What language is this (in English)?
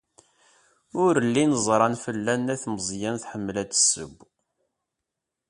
Kabyle